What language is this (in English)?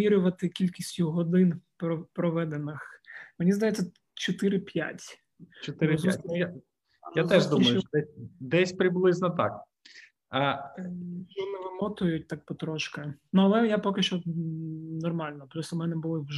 Ukrainian